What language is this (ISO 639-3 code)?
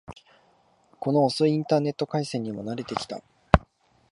jpn